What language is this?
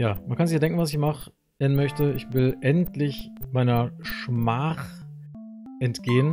German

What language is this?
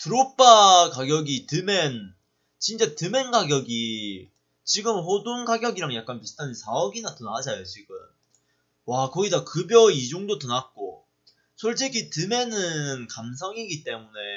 Korean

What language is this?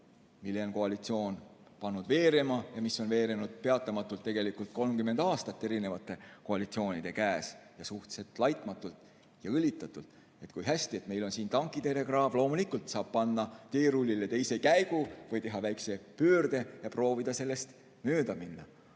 Estonian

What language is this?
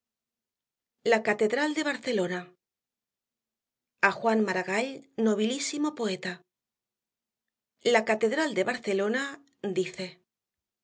Spanish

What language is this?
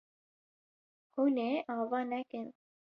Kurdish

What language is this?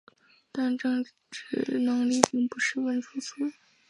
Chinese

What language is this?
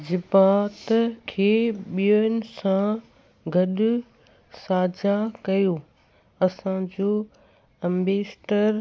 Sindhi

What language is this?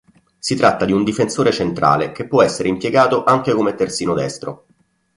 Italian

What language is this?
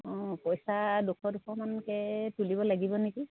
Assamese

